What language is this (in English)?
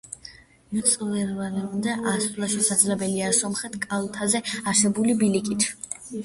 Georgian